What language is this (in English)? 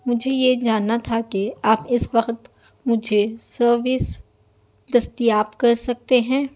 Urdu